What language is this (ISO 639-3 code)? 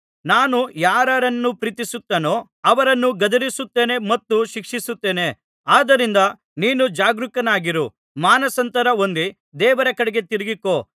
kan